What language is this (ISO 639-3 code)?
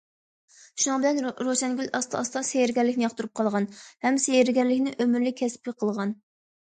uig